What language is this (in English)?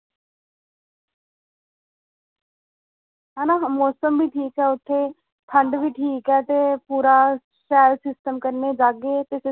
Dogri